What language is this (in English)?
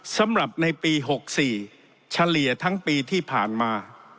Thai